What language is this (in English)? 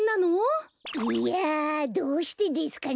Japanese